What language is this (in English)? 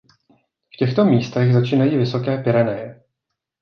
Czech